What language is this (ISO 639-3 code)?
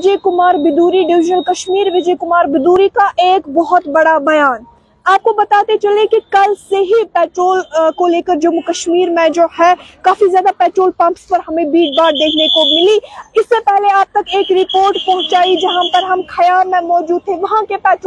hin